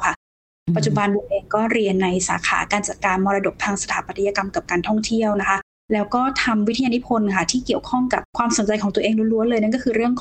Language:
Thai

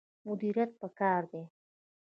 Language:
Pashto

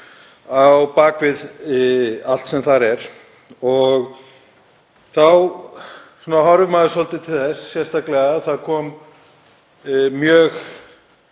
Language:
Icelandic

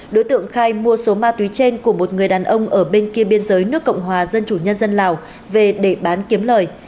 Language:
Vietnamese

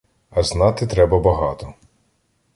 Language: Ukrainian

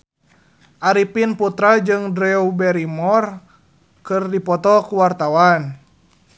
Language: Sundanese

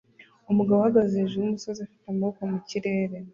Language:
Kinyarwanda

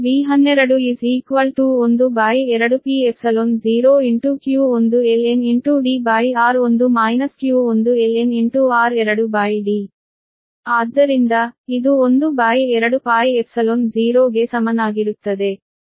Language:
Kannada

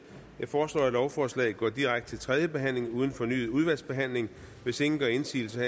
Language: Danish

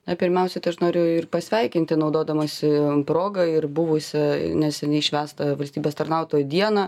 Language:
Lithuanian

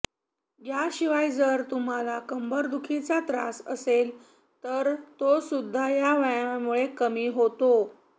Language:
Marathi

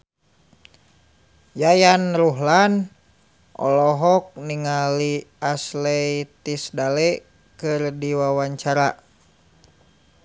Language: Sundanese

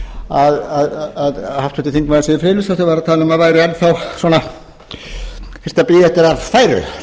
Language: Icelandic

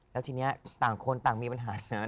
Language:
Thai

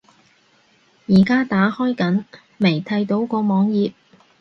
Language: Cantonese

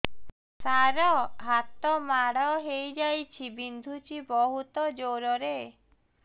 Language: Odia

